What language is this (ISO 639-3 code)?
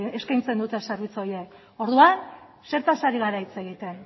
eus